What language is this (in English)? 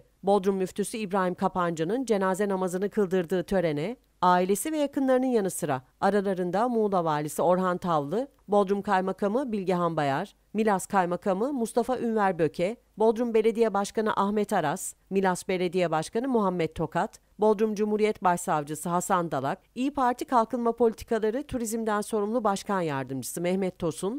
Turkish